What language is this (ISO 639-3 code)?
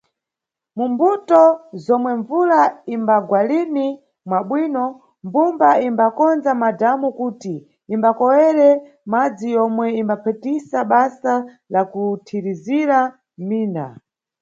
nyu